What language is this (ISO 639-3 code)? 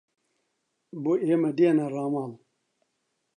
ckb